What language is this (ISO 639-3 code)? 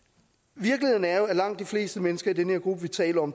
dan